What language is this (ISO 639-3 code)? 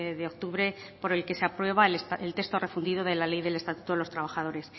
spa